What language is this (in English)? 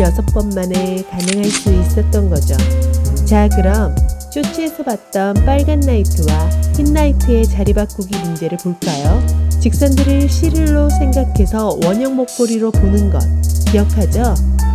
Korean